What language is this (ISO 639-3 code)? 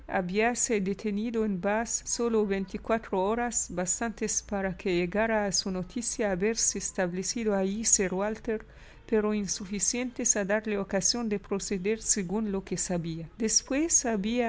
spa